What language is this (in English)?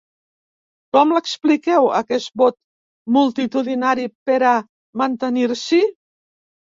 Catalan